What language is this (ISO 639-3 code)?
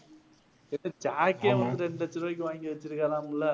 tam